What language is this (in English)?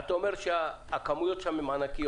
Hebrew